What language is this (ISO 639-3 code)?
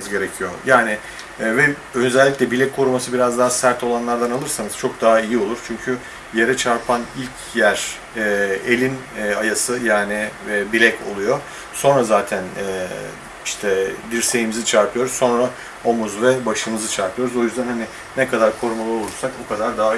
tur